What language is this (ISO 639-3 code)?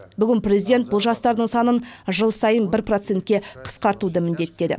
kaz